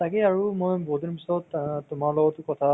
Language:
Assamese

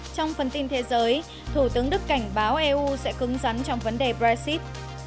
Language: Vietnamese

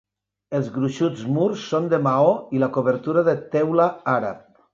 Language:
Catalan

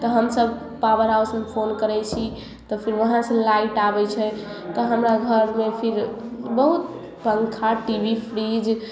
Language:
Maithili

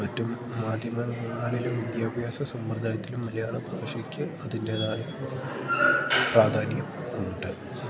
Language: Malayalam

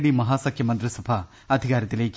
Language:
Malayalam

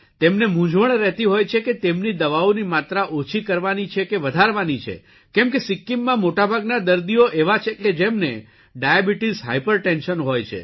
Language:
Gujarati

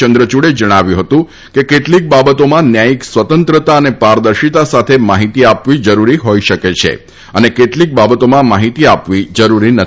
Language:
Gujarati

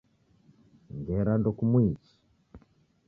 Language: Taita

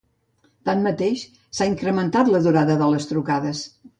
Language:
Catalan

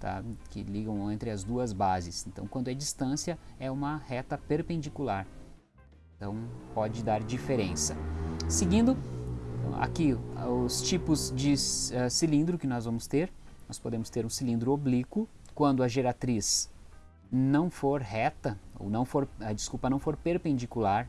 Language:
Portuguese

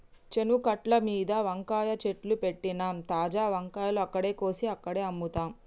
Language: Telugu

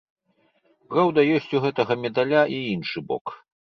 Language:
Belarusian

